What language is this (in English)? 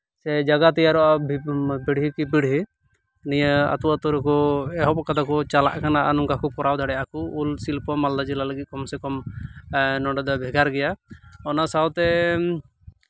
Santali